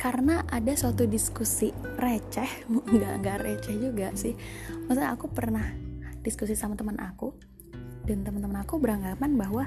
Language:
Indonesian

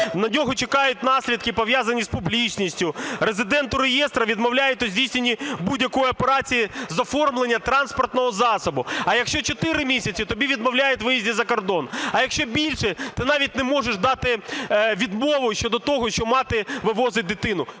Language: Ukrainian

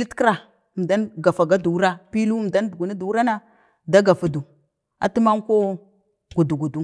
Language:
Bade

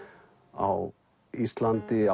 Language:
Icelandic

